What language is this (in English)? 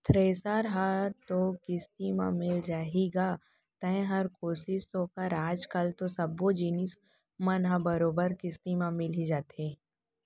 Chhattisgarhi